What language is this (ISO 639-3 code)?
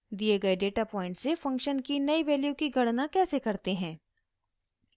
hin